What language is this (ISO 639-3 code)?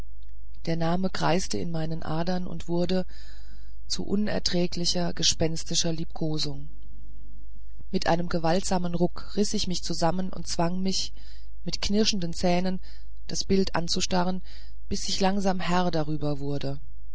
deu